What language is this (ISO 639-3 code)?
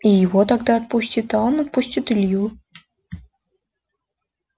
rus